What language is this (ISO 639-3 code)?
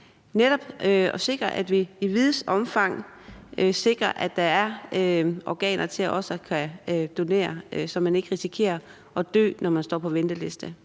dan